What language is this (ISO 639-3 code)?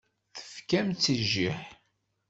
kab